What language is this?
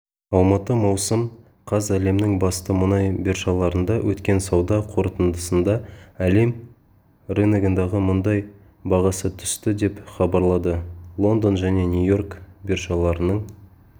Kazakh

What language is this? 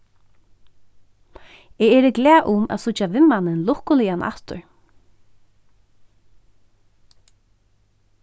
Faroese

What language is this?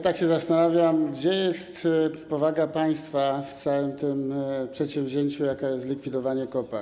Polish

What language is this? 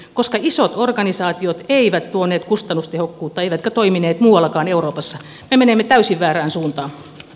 Finnish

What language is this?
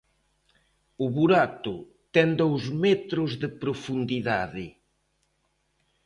Galician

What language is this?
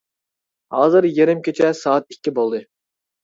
Uyghur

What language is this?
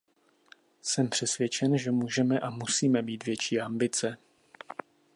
Czech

